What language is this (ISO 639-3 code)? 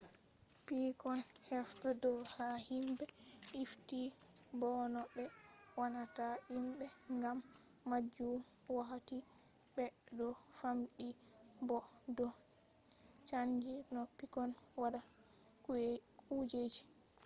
ful